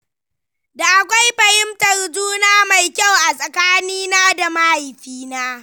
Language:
Hausa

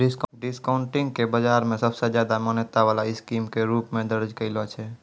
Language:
Maithili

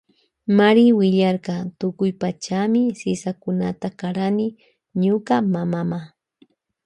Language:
Loja Highland Quichua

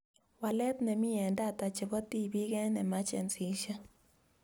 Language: Kalenjin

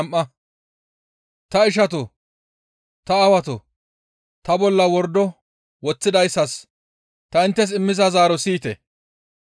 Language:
Gamo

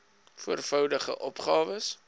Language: Afrikaans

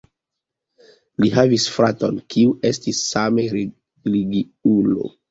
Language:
Esperanto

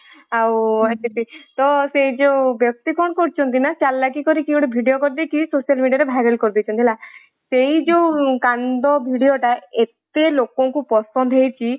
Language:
Odia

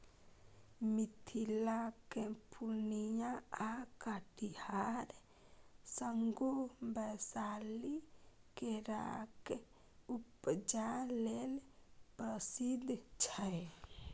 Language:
Maithili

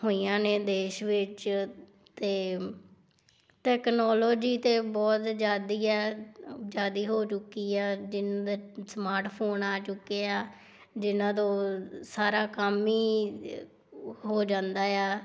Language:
Punjabi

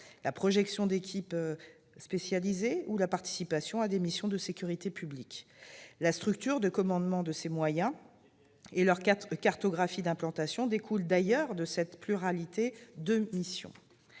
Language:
French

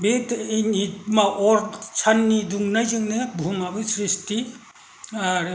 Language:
Bodo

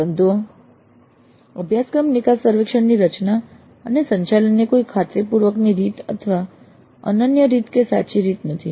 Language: Gujarati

